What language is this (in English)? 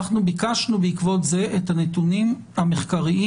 Hebrew